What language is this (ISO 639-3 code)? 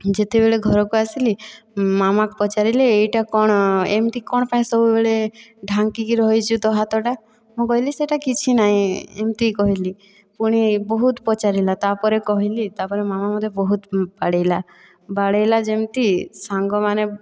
ori